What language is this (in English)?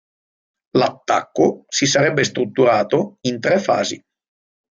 Italian